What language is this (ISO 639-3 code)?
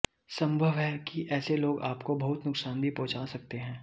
hin